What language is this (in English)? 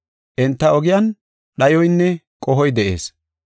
Gofa